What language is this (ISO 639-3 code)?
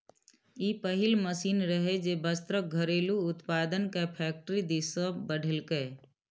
mai